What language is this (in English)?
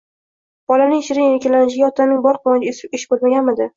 Uzbek